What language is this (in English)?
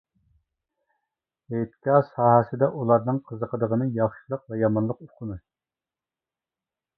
Uyghur